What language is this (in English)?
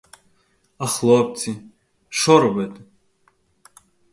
Ukrainian